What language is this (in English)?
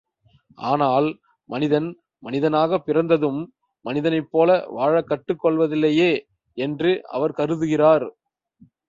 Tamil